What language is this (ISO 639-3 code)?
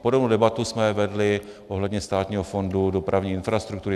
ces